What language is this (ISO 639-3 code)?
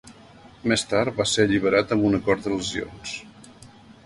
cat